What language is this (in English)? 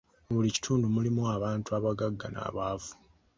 Ganda